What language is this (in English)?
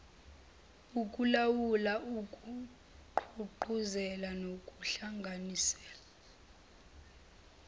Zulu